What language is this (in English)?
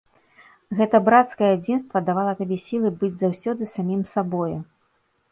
Belarusian